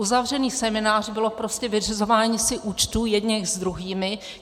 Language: Czech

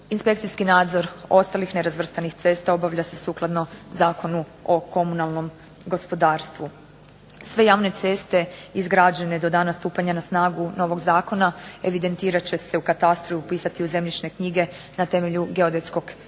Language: Croatian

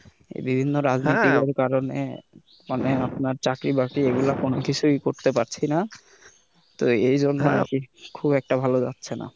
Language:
Bangla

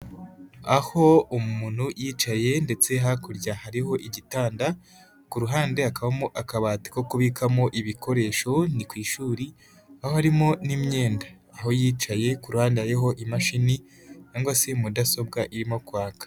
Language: Kinyarwanda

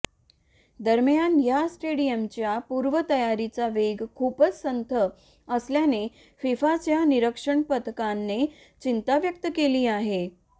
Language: Marathi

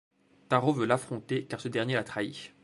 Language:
French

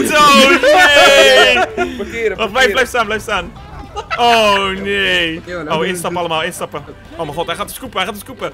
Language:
Dutch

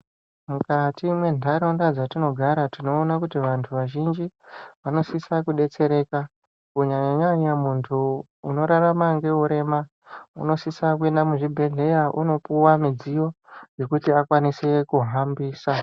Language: Ndau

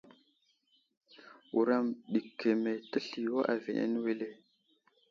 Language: Wuzlam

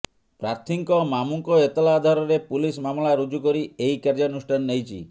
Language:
Odia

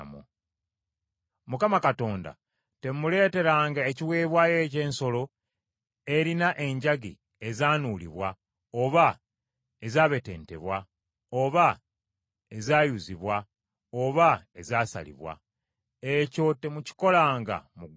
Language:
Ganda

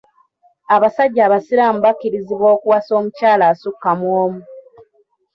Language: Ganda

